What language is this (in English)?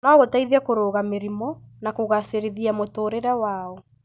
Kikuyu